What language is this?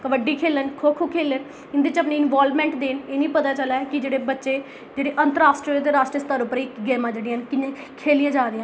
Dogri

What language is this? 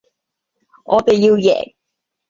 Cantonese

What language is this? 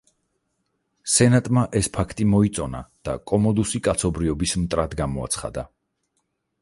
Georgian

